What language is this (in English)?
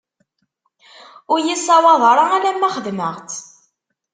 Kabyle